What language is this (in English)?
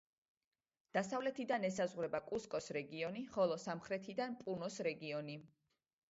Georgian